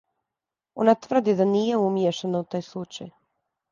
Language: Serbian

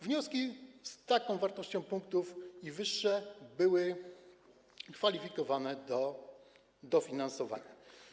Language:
Polish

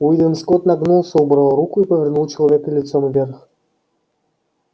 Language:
Russian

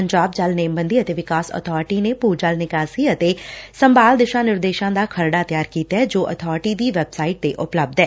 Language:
Punjabi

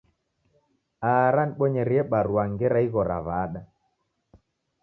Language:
Taita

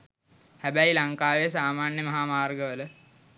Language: Sinhala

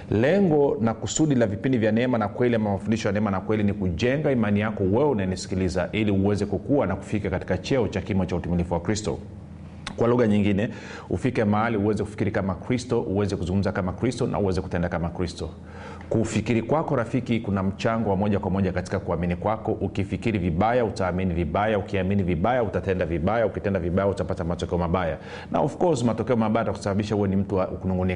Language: Swahili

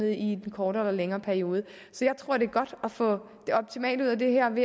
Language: Danish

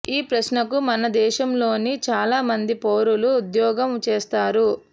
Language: Telugu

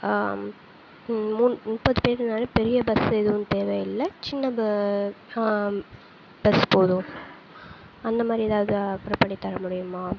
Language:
Tamil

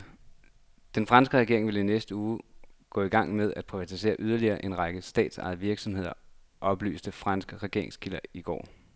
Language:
Danish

